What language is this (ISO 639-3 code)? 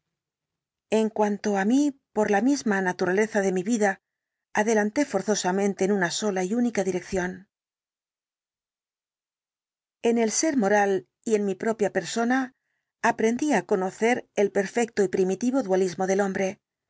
spa